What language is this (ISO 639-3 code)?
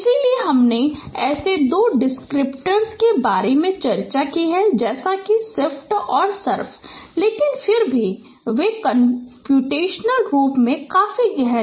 hin